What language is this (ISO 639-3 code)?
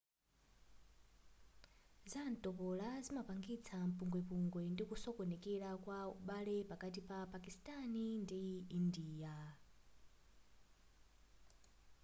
nya